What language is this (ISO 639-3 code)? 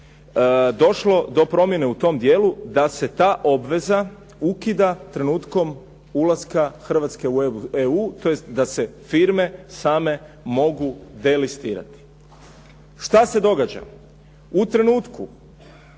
hrv